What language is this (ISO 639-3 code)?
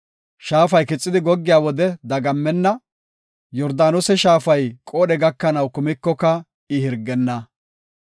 gof